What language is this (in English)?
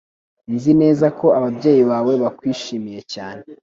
Kinyarwanda